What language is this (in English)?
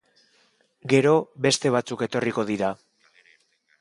Basque